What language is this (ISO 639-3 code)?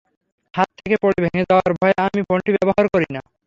ben